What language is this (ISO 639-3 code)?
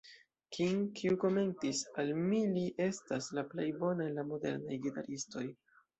epo